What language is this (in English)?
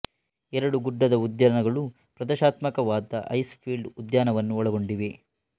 Kannada